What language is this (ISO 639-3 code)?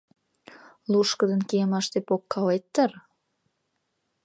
chm